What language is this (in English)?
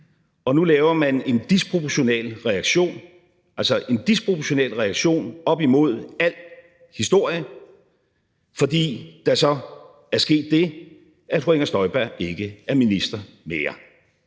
Danish